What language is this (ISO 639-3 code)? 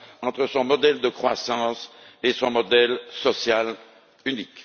fra